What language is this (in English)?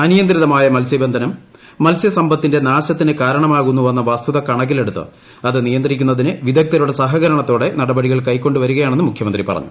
Malayalam